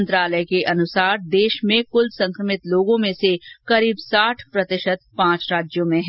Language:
Hindi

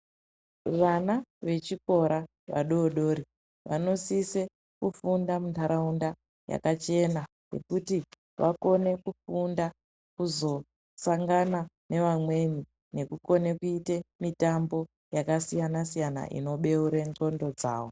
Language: Ndau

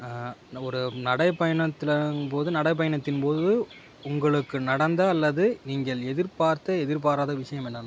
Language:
Tamil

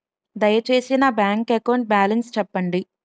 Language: Telugu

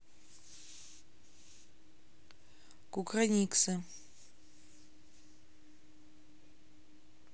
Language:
Russian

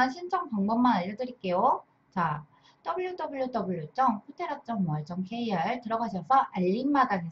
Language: Korean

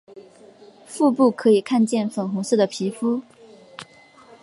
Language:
Chinese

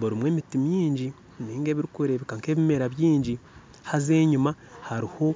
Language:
Nyankole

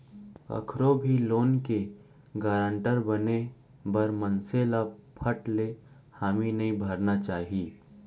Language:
Chhattisgarhi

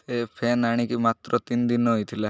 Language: Odia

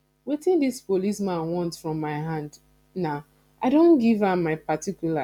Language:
Nigerian Pidgin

